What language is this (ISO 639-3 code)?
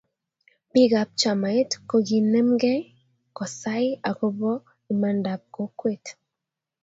kln